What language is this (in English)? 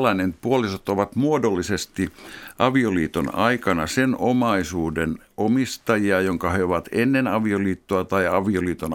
Finnish